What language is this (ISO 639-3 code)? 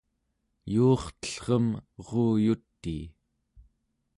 esu